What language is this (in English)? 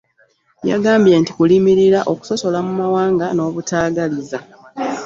Ganda